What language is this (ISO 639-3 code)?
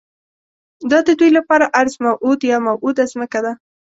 pus